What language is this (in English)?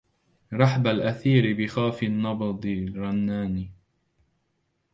Arabic